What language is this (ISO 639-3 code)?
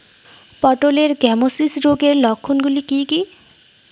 ben